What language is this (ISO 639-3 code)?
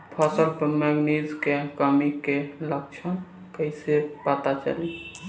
bho